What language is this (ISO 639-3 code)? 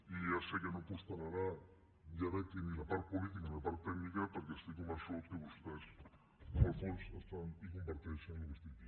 cat